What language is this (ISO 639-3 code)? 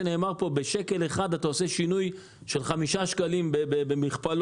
heb